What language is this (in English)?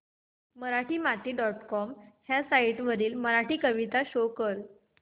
Marathi